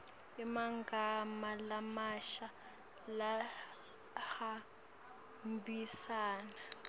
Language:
Swati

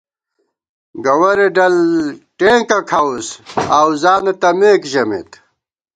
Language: Gawar-Bati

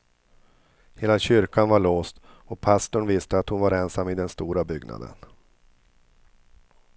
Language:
Swedish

